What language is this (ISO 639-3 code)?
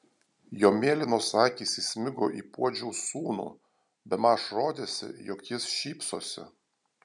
lit